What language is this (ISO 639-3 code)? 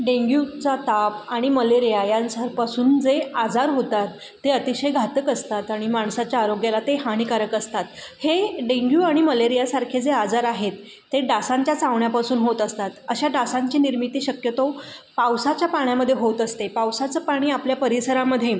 mar